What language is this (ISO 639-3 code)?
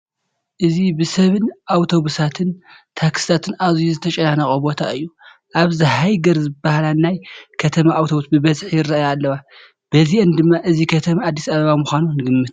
tir